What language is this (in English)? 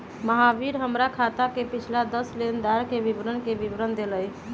Magahi